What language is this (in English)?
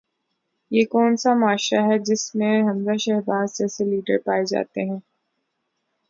Urdu